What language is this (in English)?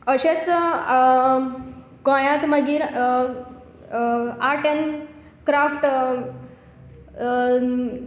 Konkani